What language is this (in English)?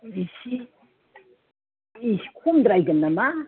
Bodo